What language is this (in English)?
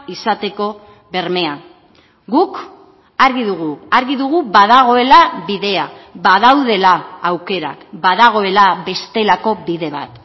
Basque